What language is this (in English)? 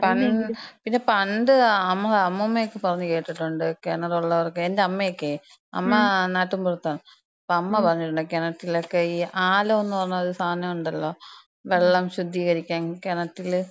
Malayalam